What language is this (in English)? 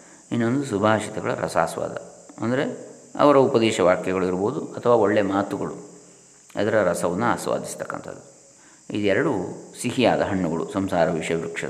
Kannada